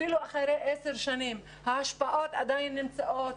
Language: Hebrew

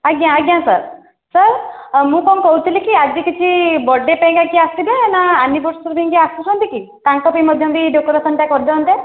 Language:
Odia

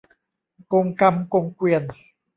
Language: Thai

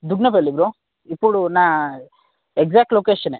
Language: Telugu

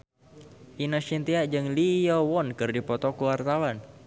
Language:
Sundanese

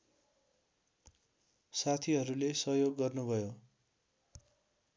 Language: Nepali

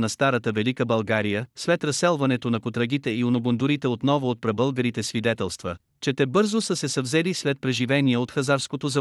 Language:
Bulgarian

